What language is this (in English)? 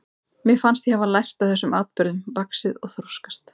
Icelandic